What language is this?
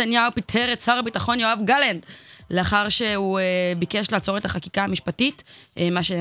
Hebrew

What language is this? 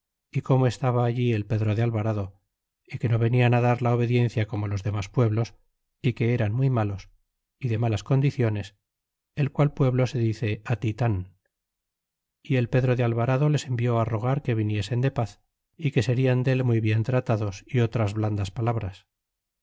Spanish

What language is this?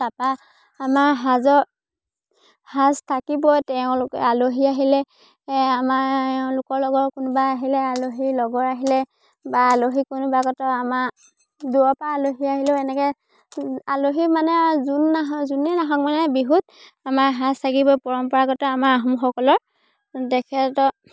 Assamese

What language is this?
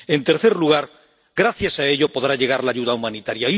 Spanish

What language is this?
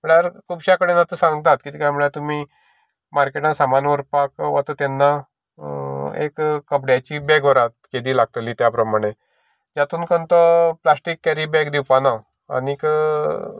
Konkani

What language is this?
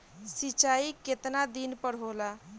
Bhojpuri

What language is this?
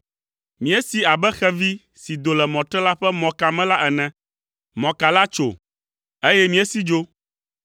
Ewe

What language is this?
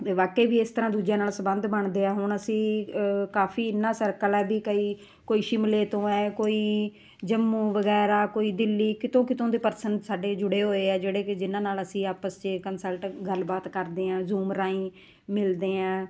Punjabi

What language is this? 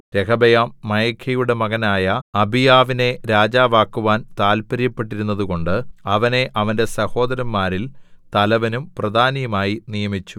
Malayalam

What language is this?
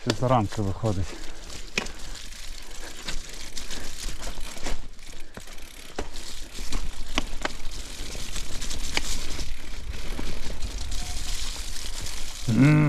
Ukrainian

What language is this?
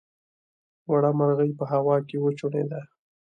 Pashto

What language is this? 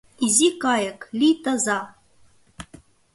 Mari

